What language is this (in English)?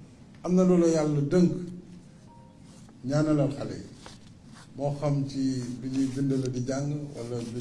French